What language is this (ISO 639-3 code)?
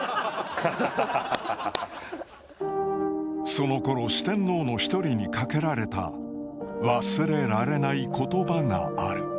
jpn